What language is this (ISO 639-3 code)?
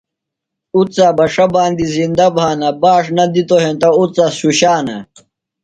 phl